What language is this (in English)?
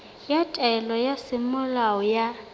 Southern Sotho